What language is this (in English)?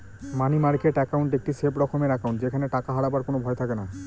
Bangla